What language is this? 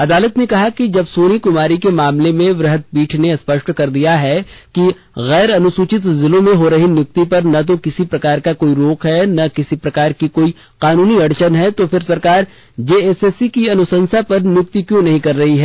Hindi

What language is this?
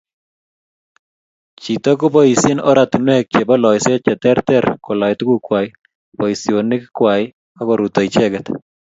Kalenjin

